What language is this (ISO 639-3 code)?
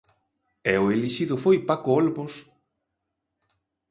glg